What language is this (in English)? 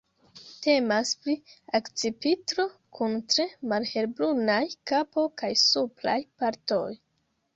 Esperanto